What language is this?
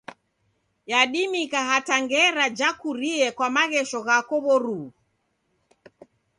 Taita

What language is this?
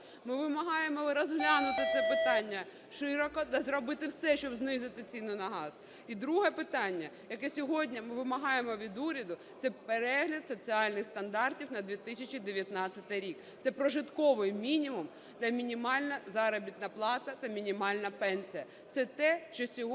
Ukrainian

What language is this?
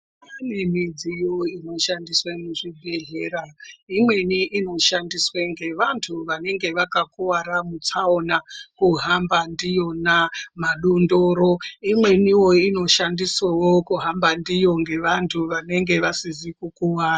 Ndau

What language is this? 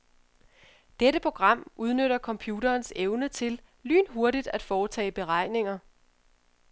Danish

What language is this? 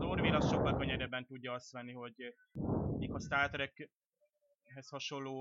Hungarian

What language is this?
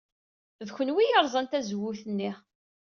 Kabyle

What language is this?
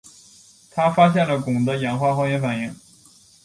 Chinese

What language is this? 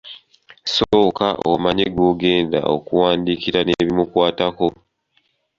Ganda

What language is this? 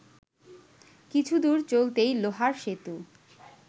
Bangla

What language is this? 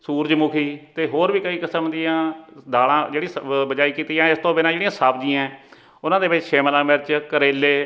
Punjabi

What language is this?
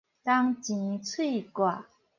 Min Nan Chinese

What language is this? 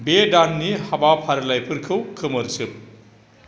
Bodo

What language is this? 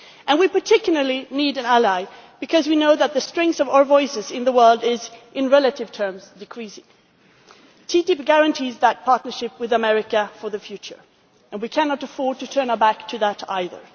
English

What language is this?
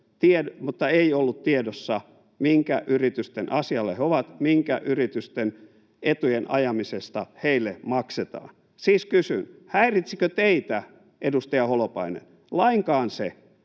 Finnish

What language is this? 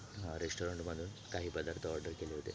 Marathi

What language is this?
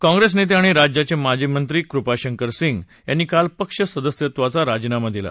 Marathi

